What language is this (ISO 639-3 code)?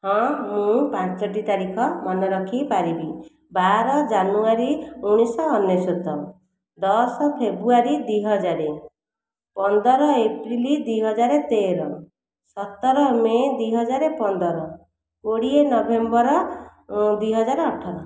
ori